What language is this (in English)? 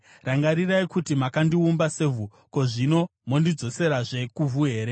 Shona